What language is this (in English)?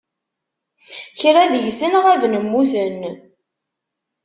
Kabyle